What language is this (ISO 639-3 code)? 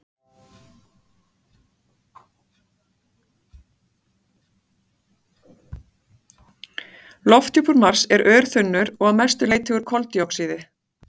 isl